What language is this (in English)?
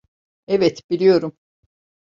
Turkish